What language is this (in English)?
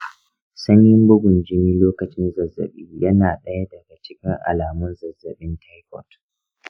Hausa